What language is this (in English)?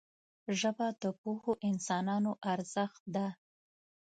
Pashto